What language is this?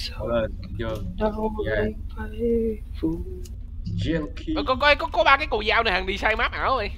Vietnamese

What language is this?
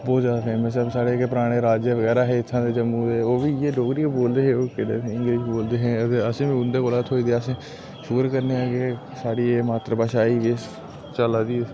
Dogri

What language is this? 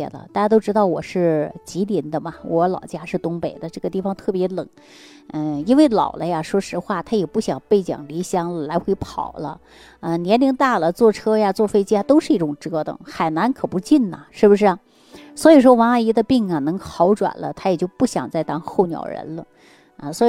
Chinese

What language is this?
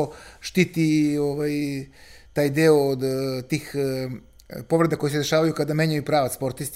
Croatian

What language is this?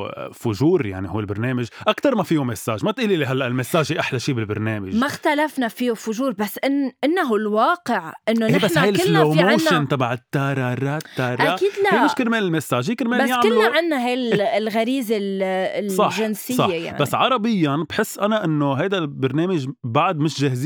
Arabic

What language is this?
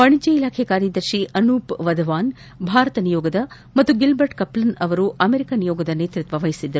Kannada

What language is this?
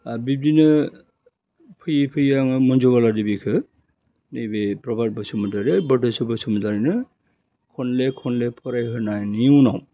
Bodo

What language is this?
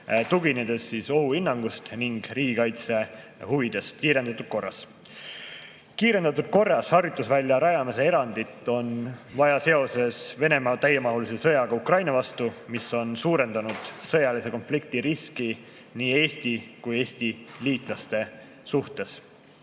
Estonian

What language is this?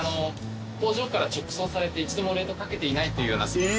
Japanese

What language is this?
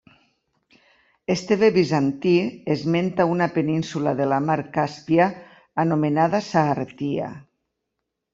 Catalan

